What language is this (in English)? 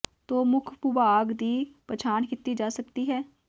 Punjabi